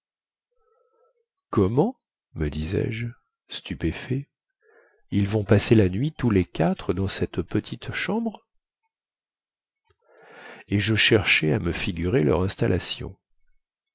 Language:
French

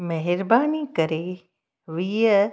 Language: Sindhi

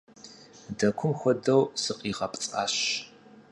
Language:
Kabardian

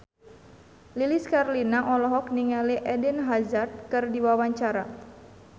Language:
Sundanese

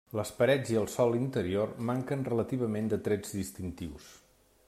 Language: Catalan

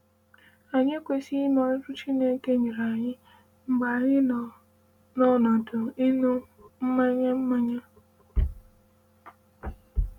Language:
Igbo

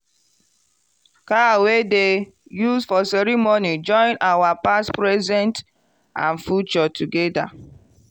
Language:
Nigerian Pidgin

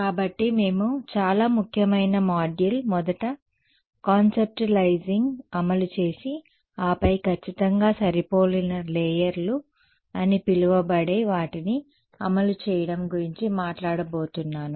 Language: Telugu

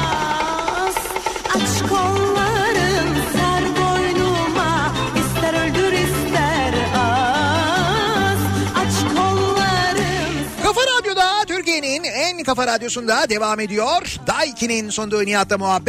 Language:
Turkish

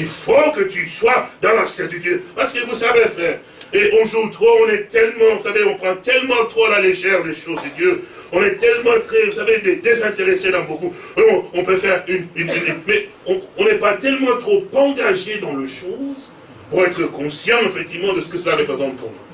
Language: French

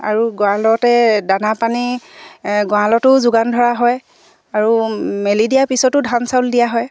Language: Assamese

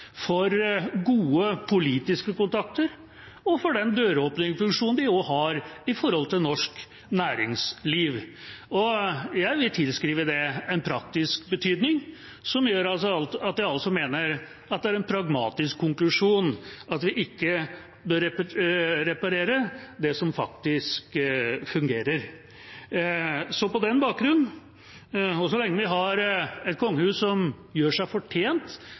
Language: Norwegian Bokmål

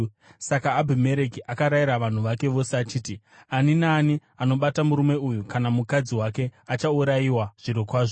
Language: Shona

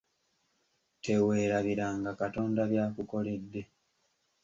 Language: Ganda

